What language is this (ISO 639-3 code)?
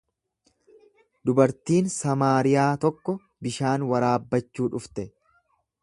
orm